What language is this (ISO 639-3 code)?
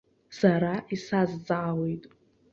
abk